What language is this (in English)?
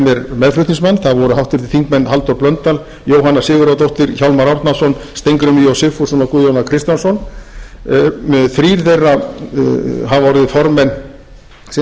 Icelandic